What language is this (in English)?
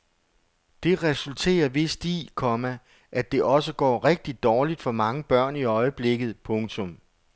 Danish